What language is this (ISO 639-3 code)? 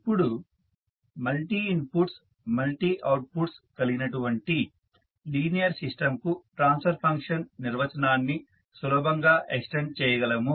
tel